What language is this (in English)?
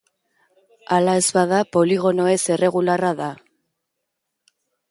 Basque